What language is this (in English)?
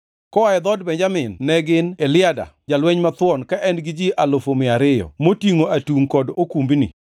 Luo (Kenya and Tanzania)